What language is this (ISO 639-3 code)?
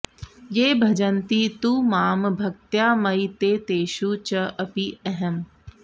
san